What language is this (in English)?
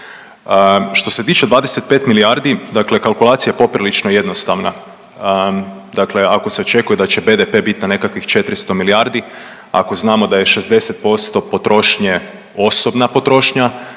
Croatian